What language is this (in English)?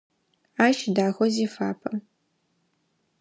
Adyghe